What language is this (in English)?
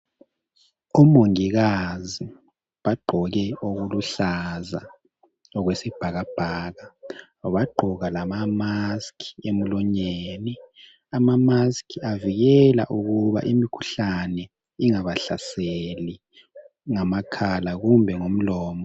North Ndebele